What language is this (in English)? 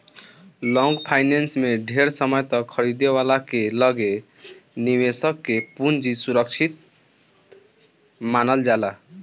Bhojpuri